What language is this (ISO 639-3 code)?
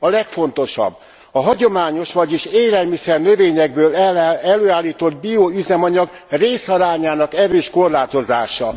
hun